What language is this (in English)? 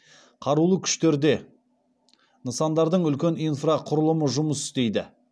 Kazakh